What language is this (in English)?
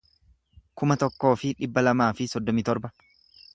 Oromo